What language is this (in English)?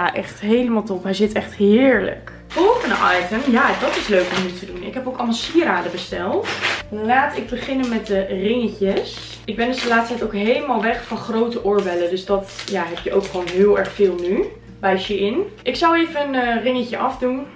Dutch